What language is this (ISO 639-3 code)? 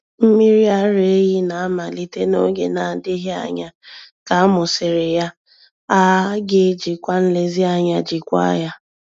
ibo